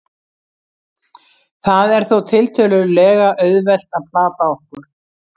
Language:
Icelandic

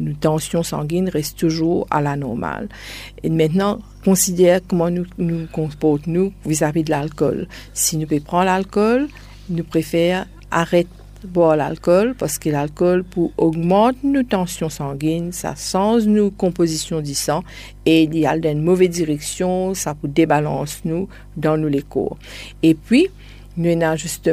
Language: French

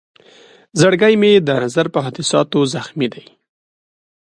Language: Pashto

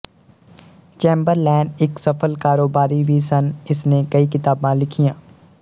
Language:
Punjabi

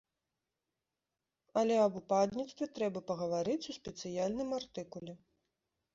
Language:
Belarusian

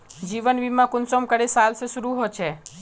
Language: Magahi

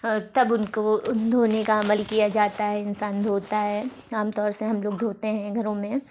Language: Urdu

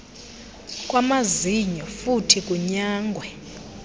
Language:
Xhosa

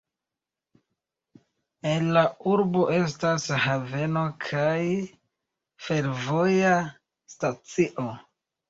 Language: Esperanto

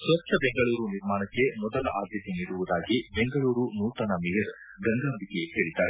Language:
Kannada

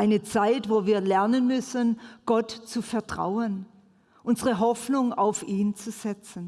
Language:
German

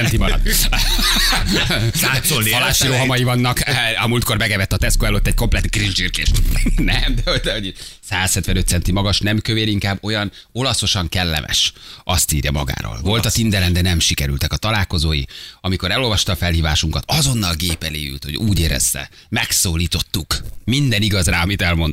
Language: Hungarian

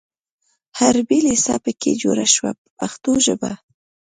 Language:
Pashto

